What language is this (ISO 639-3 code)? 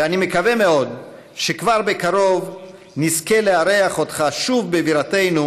heb